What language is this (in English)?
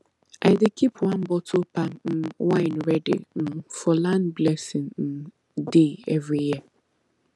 Nigerian Pidgin